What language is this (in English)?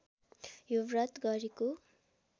Nepali